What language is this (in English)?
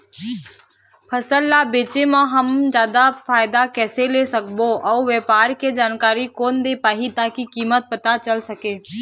Chhattisgarhi